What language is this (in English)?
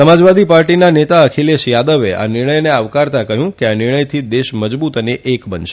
Gujarati